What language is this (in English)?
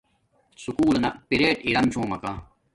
Domaaki